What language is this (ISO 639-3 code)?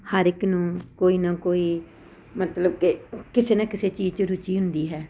pan